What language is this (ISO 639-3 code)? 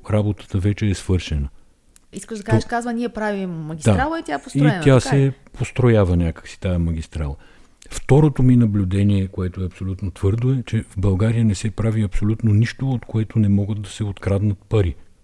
bul